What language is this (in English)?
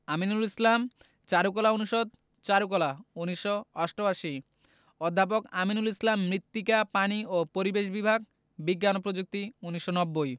Bangla